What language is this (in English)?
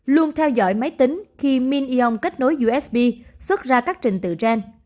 Vietnamese